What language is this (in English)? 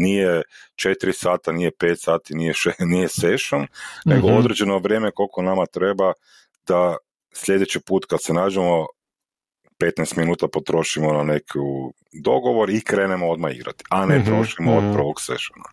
Croatian